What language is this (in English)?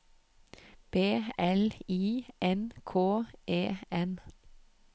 Norwegian